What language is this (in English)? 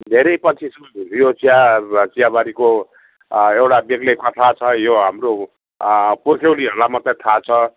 Nepali